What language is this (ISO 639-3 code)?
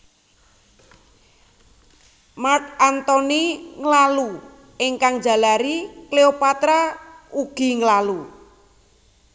jav